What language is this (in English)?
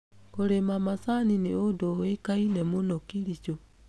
Kikuyu